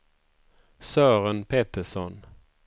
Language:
Swedish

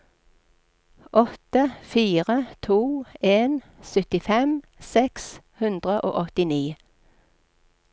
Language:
Norwegian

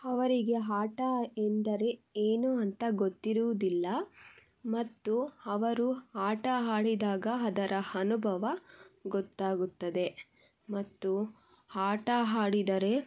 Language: Kannada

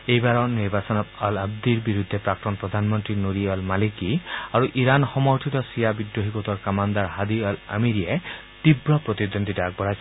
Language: Assamese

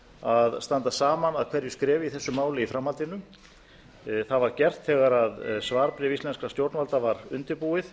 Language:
Icelandic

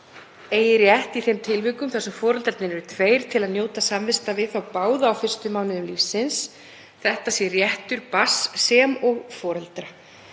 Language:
Icelandic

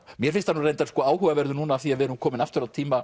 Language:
Icelandic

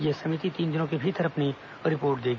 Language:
Hindi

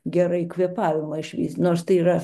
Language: Lithuanian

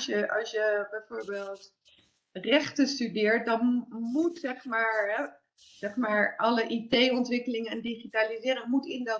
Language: Dutch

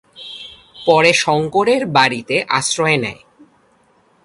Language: Bangla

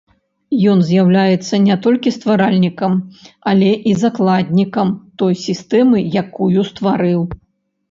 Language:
Belarusian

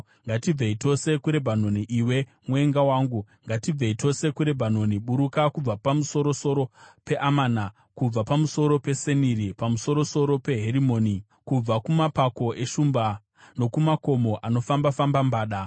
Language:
Shona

